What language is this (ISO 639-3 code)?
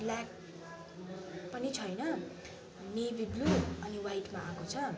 nep